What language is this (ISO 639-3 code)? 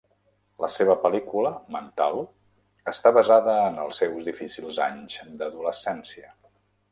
cat